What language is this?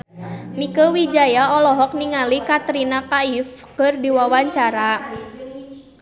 Sundanese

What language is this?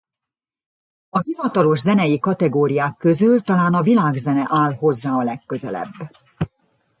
Hungarian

